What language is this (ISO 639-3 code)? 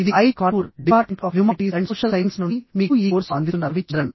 tel